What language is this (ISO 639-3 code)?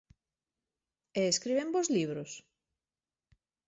glg